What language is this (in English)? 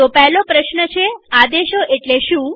Gujarati